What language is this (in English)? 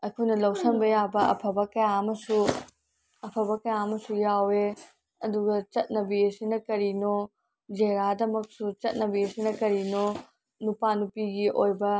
Manipuri